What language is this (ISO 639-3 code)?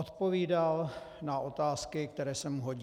ces